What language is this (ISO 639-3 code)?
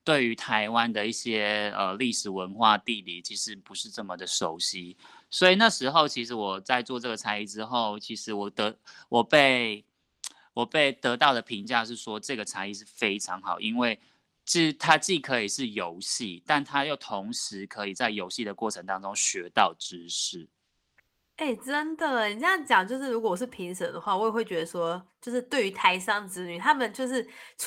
zho